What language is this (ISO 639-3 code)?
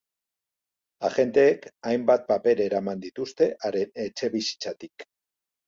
eus